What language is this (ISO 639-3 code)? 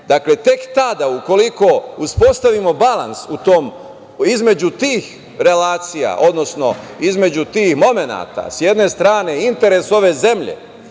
srp